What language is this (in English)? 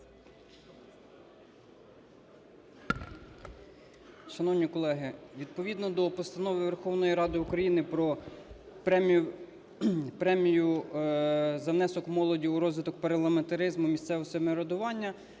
Ukrainian